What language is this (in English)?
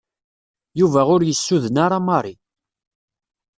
Kabyle